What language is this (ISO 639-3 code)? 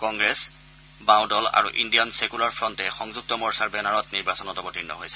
asm